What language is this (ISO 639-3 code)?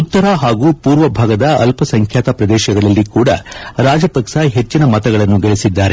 kan